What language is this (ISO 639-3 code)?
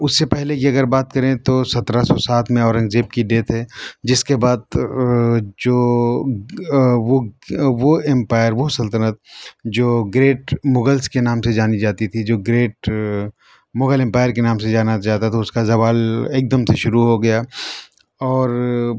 urd